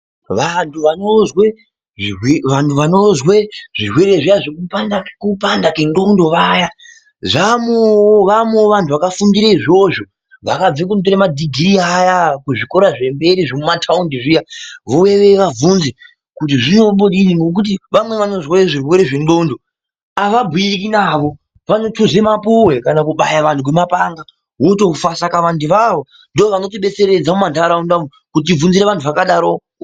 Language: Ndau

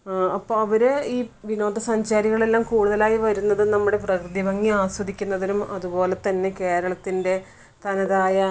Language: Malayalam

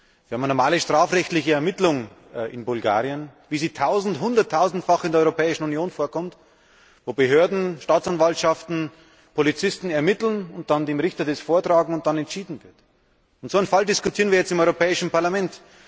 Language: German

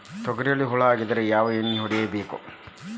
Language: Kannada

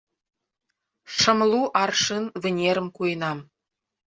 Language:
Mari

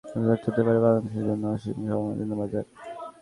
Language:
Bangla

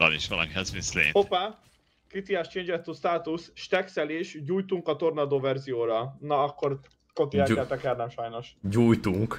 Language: Hungarian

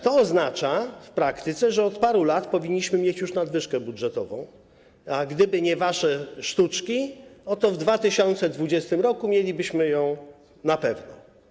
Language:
Polish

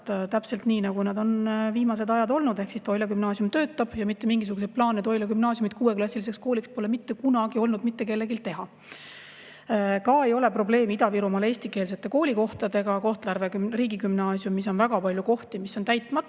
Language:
Estonian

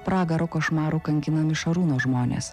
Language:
Lithuanian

